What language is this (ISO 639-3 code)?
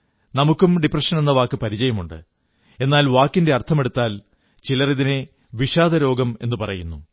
mal